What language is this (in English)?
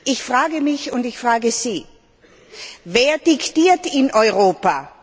German